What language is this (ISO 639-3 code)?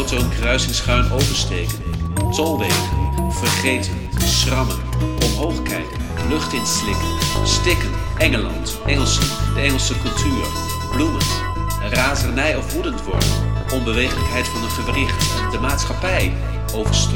nld